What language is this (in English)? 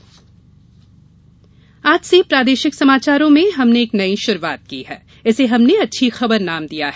Hindi